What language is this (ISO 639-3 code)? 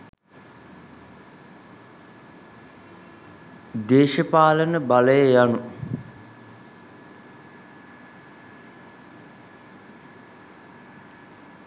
sin